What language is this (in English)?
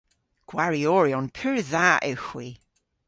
Cornish